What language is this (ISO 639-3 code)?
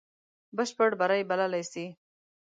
pus